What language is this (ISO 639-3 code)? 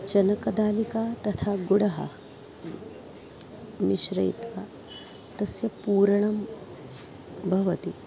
san